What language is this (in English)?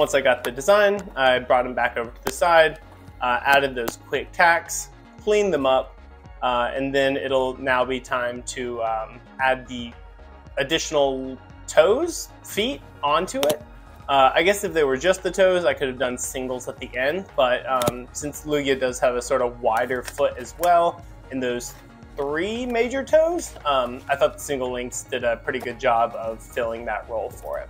English